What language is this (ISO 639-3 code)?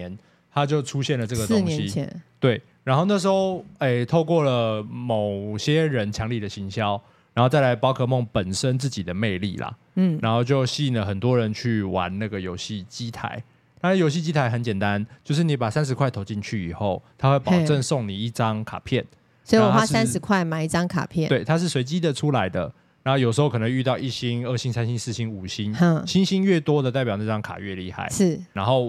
zho